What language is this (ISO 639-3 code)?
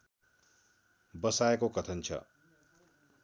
nep